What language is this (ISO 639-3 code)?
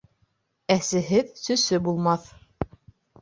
bak